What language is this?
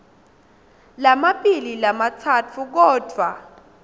Swati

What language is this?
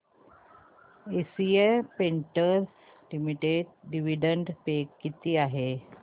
Marathi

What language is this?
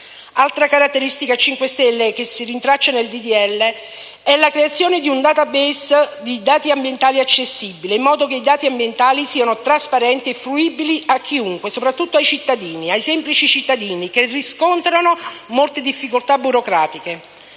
Italian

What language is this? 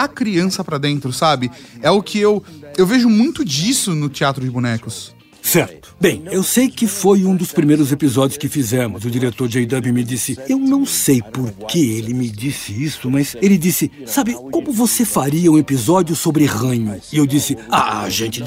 Portuguese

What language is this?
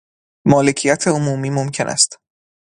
Persian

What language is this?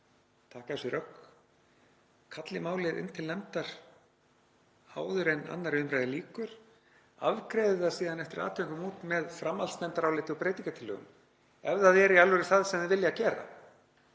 Icelandic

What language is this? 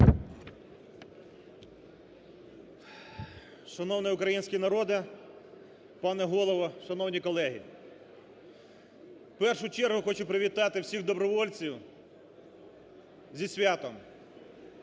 Ukrainian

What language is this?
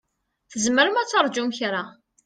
Kabyle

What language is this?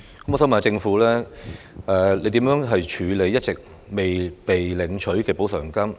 Cantonese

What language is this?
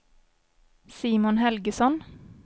Swedish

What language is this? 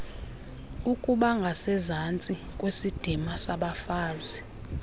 Xhosa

